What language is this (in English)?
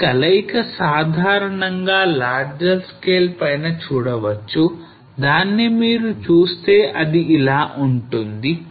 Telugu